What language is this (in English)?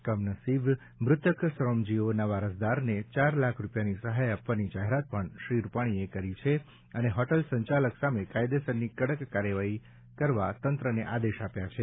Gujarati